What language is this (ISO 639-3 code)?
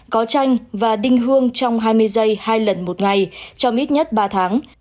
vie